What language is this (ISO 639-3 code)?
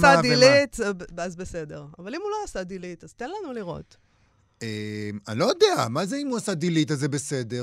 heb